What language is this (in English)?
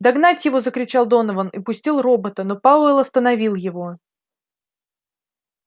Russian